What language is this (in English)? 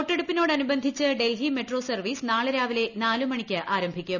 Malayalam